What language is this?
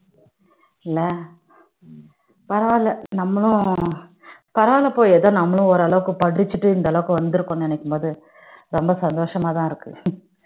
Tamil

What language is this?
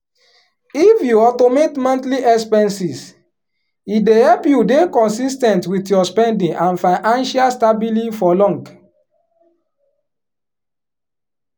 Nigerian Pidgin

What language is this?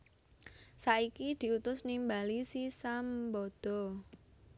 Javanese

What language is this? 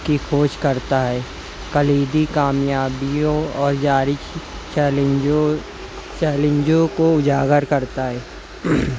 Urdu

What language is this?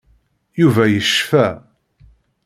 Kabyle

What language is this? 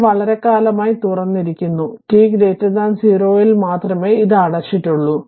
Malayalam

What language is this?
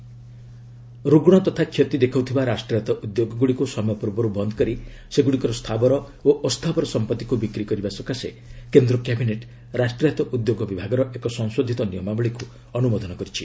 Odia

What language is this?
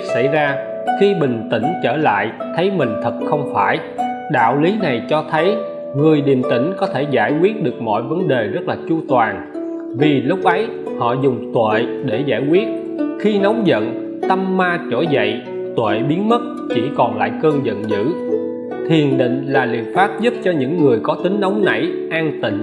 Vietnamese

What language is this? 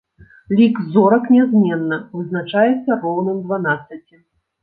Belarusian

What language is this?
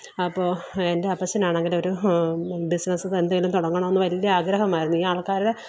Malayalam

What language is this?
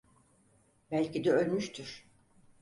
Turkish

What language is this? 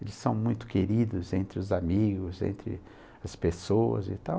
Portuguese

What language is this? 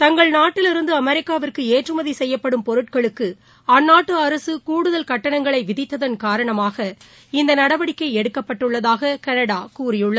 Tamil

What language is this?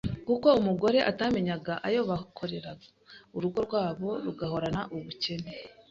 Kinyarwanda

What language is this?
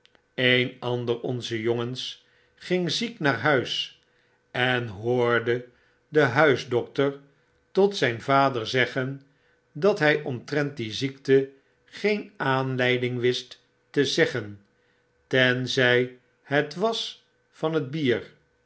Dutch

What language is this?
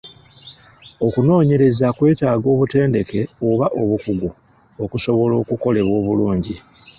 Ganda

